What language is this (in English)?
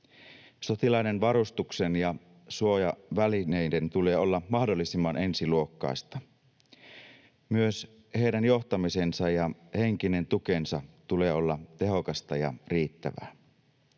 Finnish